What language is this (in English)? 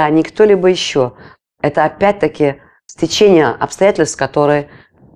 Russian